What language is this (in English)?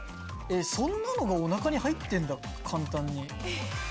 Japanese